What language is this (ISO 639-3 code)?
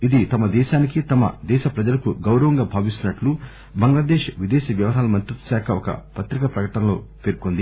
tel